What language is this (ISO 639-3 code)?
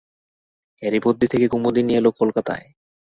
ben